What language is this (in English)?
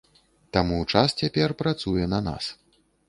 Belarusian